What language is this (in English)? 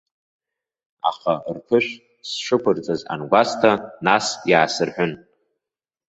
Abkhazian